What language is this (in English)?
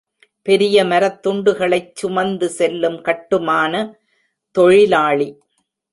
Tamil